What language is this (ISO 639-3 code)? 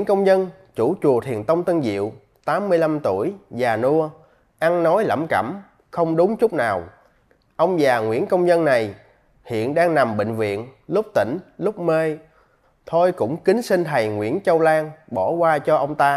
vie